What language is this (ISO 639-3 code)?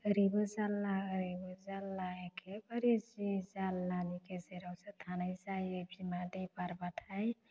brx